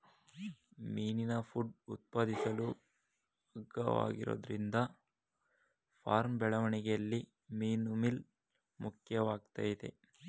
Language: Kannada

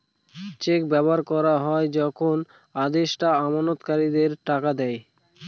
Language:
Bangla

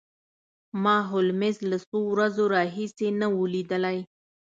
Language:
Pashto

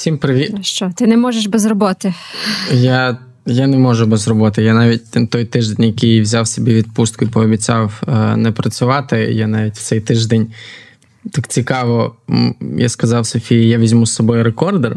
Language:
Ukrainian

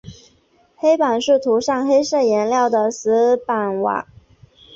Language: Chinese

